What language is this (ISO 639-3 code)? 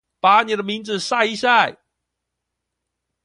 zho